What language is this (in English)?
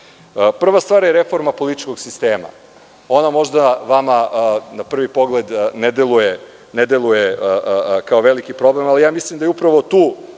Serbian